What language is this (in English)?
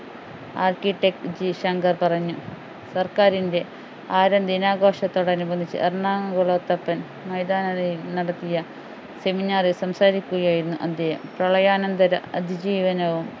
Malayalam